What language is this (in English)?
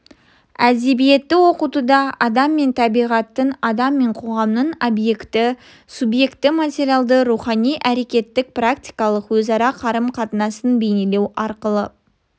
Kazakh